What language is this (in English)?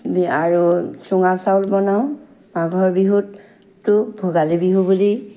Assamese